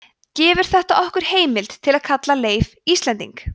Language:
Icelandic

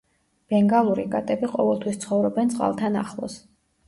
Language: Georgian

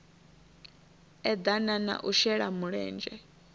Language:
Venda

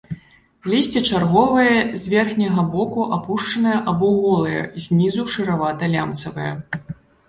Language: Belarusian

